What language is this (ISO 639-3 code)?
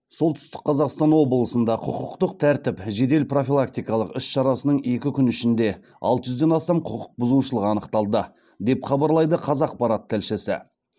kaz